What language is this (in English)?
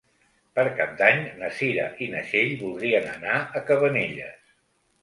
Catalan